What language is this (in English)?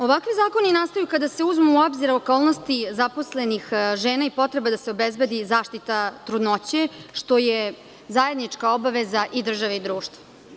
Serbian